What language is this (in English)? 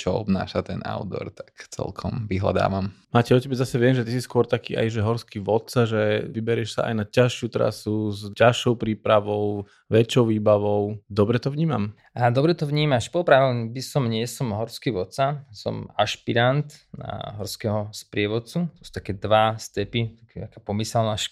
Slovak